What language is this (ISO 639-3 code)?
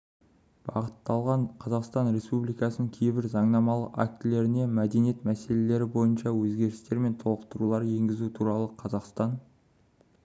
kaz